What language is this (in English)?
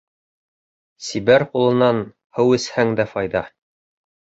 Bashkir